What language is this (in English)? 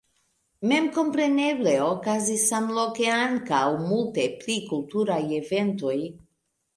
Esperanto